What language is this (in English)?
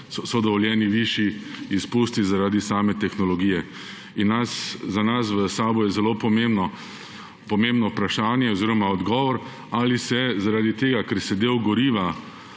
Slovenian